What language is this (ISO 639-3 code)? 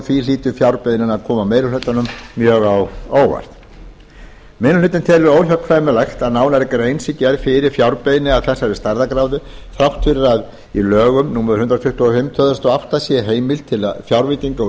isl